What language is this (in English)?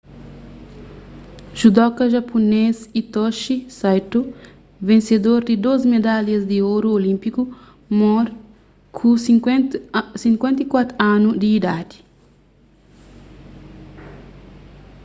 Kabuverdianu